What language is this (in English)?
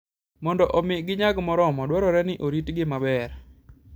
Luo (Kenya and Tanzania)